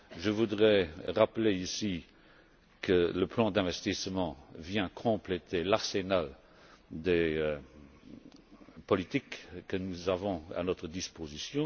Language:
French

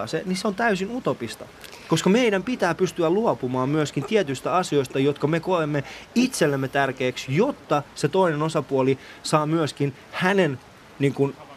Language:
Finnish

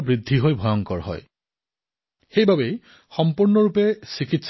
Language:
Assamese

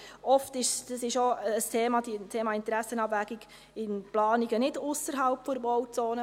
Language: Swiss German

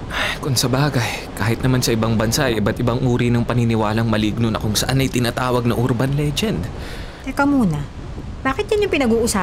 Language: Filipino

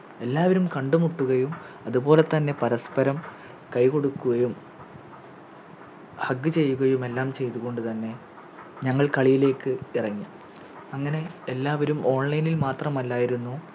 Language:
Malayalam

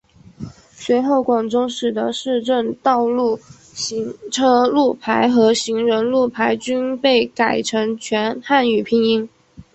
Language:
Chinese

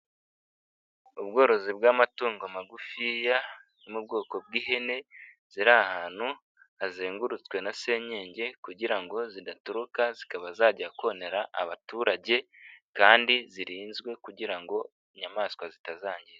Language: Kinyarwanda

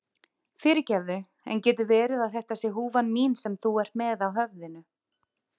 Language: Icelandic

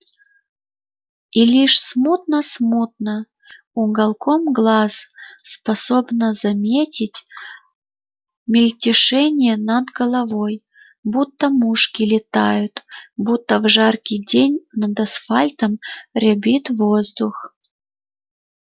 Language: Russian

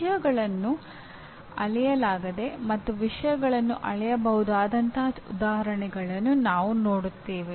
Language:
Kannada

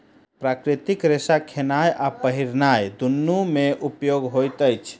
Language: Maithili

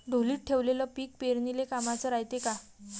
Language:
Marathi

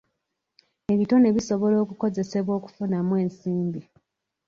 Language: Ganda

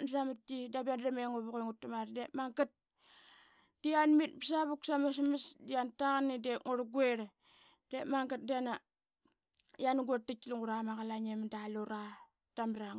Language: Qaqet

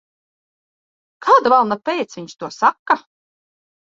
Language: Latvian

